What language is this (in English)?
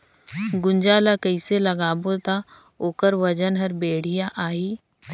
Chhattisgarhi